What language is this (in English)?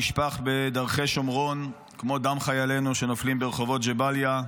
Hebrew